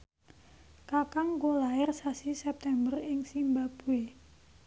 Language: Javanese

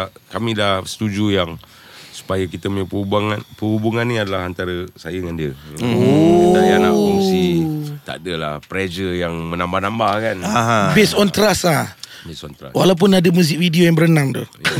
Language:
Malay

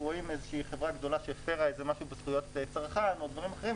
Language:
Hebrew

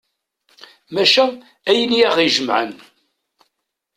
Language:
Kabyle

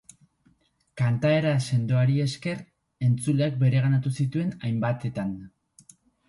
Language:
Basque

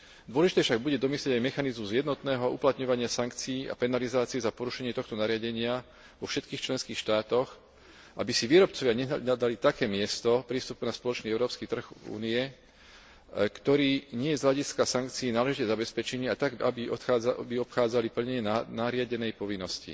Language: Slovak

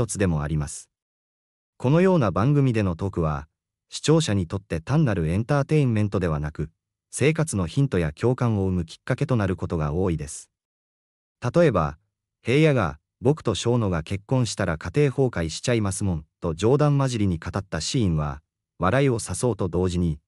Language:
Japanese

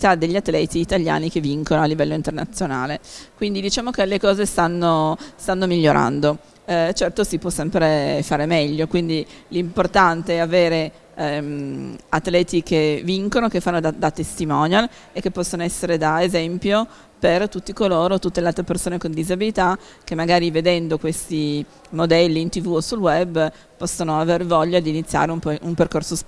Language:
Italian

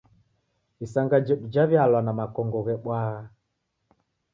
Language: Taita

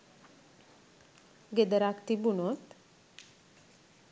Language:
Sinhala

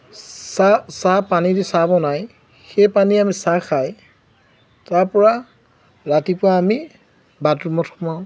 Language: Assamese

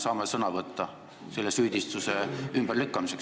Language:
Estonian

